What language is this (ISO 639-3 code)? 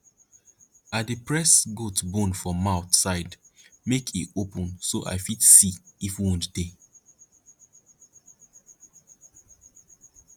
pcm